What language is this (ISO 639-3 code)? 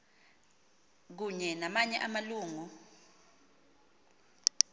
xho